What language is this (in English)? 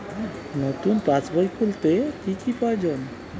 Bangla